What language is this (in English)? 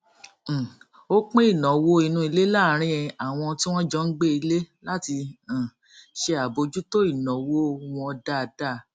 Yoruba